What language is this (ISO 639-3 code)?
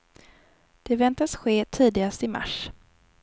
swe